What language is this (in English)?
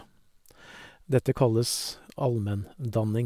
Norwegian